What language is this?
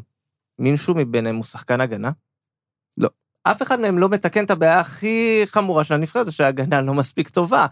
Hebrew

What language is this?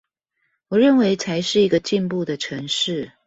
Chinese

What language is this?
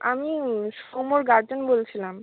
Bangla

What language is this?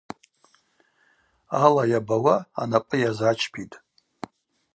Abaza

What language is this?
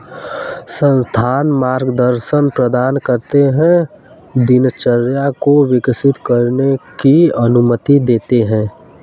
Hindi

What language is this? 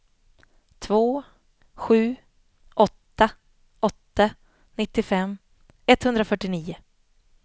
Swedish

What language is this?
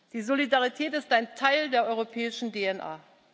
German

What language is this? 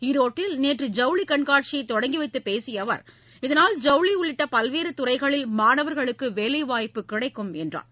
Tamil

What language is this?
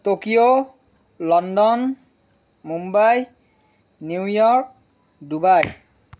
Assamese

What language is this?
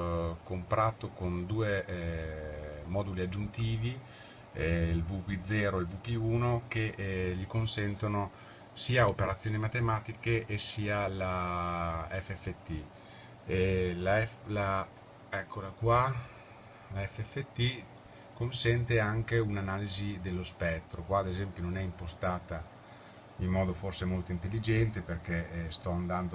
Italian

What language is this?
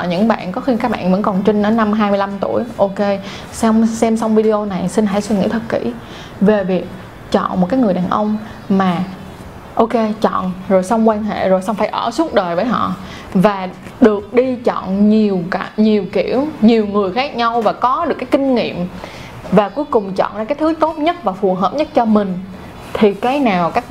Vietnamese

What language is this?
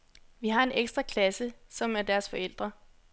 Danish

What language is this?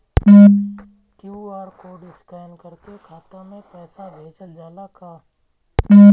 Bhojpuri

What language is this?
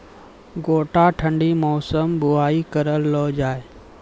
Maithili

